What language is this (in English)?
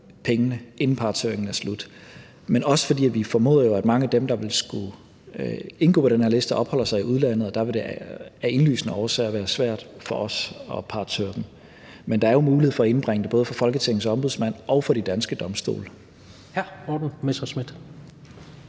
Danish